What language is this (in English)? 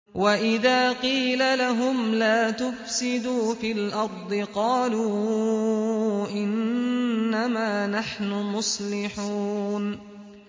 Arabic